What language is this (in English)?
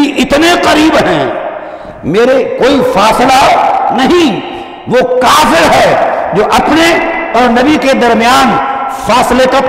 Hindi